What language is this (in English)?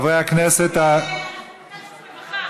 Hebrew